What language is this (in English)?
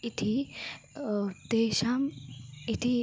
Sanskrit